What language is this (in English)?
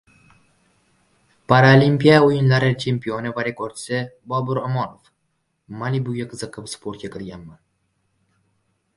Uzbek